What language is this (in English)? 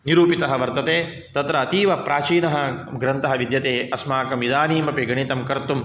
Sanskrit